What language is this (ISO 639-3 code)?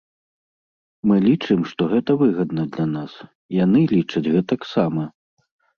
bel